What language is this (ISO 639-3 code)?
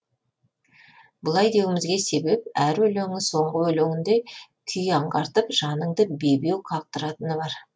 kaz